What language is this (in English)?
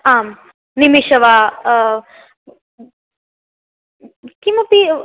Sanskrit